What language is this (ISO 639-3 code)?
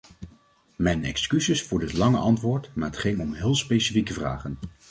nld